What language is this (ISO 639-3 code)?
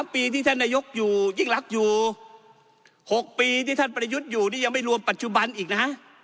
tha